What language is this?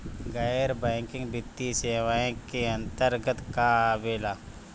Bhojpuri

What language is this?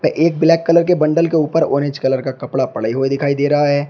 Hindi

